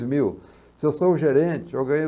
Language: Portuguese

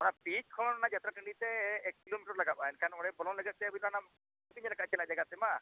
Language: Santali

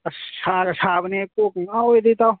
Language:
Manipuri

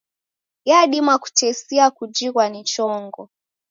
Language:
Taita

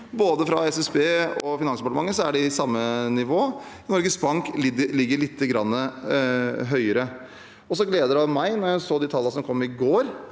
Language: Norwegian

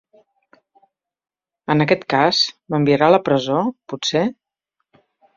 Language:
Catalan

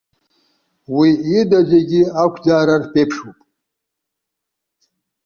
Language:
Abkhazian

